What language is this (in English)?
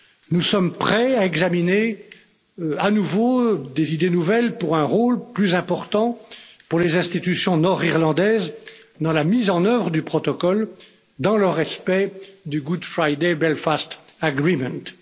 French